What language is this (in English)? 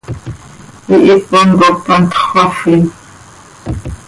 Seri